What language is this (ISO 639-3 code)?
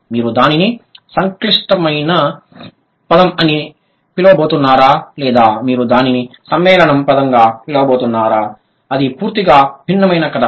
tel